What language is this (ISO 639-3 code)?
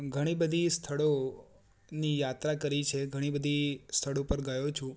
guj